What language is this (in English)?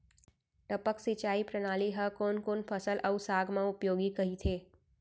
Chhattisgarhi